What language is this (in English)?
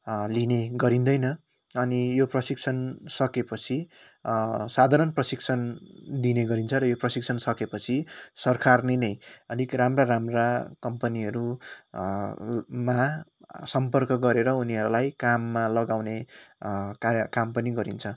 Nepali